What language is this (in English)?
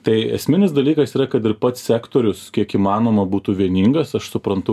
Lithuanian